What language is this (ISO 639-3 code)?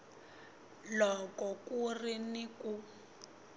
tso